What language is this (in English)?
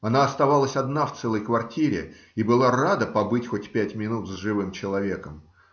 Russian